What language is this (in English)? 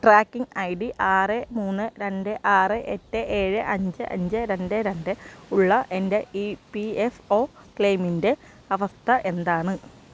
Malayalam